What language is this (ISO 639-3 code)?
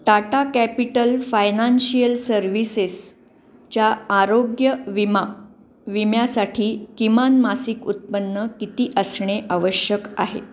mar